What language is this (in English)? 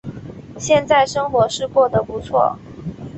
Chinese